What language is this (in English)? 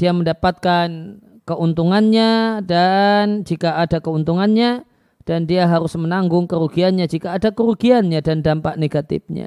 Indonesian